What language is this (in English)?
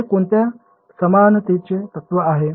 Marathi